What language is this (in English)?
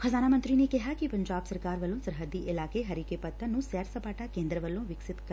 Punjabi